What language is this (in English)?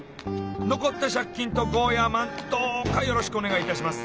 Japanese